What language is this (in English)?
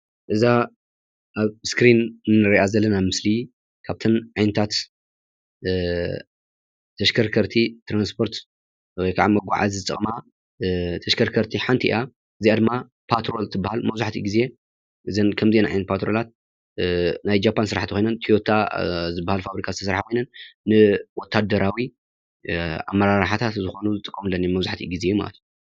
Tigrinya